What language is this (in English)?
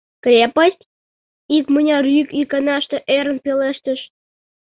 Mari